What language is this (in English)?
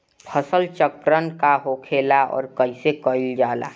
Bhojpuri